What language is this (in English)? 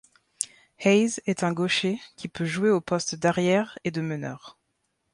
French